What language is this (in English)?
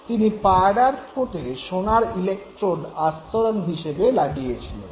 Bangla